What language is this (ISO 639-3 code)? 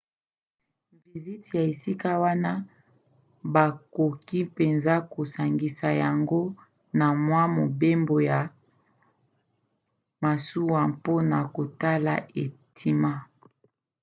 lin